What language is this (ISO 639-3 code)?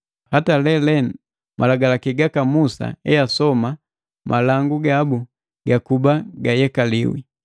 mgv